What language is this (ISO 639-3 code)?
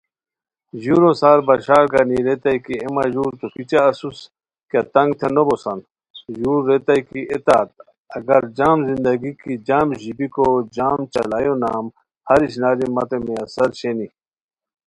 khw